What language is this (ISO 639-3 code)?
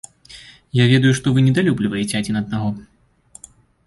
bel